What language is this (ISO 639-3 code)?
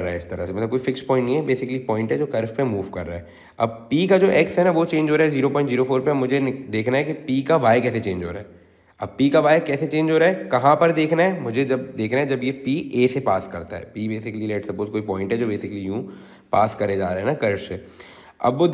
hin